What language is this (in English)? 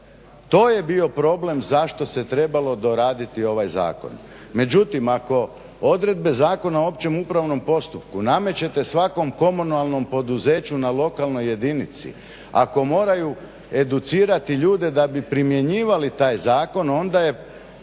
Croatian